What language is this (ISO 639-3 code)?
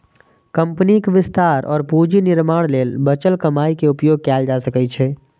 mai